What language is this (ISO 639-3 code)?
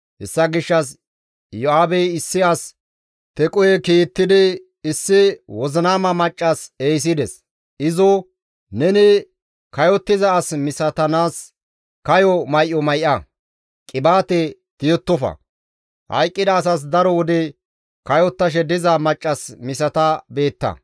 gmv